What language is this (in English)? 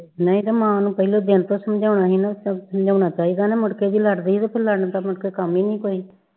Punjabi